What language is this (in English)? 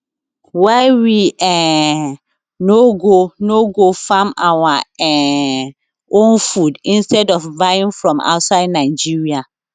Nigerian Pidgin